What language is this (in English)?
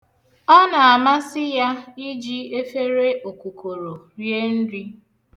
Igbo